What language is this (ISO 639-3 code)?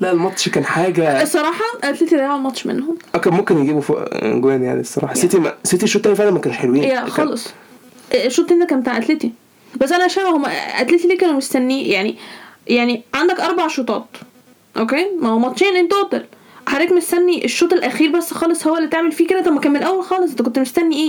ara